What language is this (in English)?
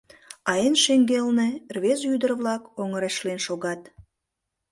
Mari